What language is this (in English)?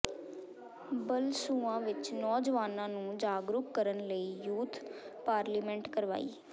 Punjabi